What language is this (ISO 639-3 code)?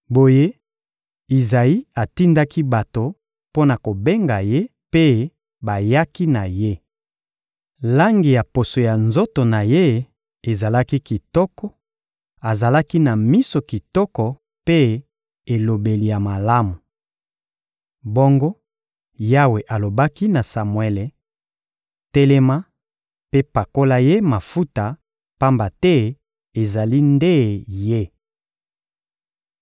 lin